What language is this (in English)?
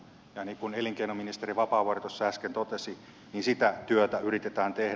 Finnish